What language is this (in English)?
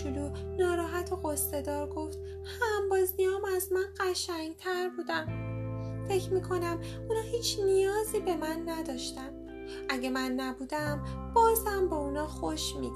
Persian